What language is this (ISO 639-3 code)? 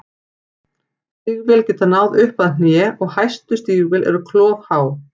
isl